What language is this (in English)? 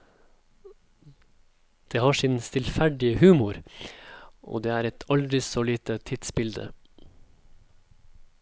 Norwegian